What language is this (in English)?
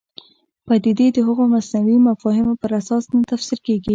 Pashto